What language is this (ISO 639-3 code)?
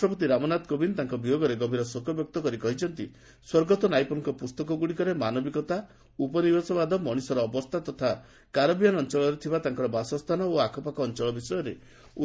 ori